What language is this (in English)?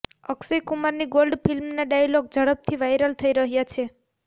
Gujarati